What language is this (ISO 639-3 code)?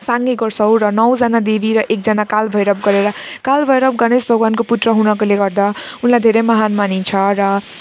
nep